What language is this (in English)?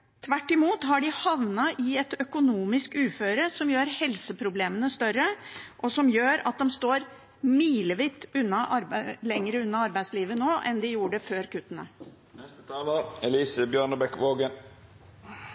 Norwegian Bokmål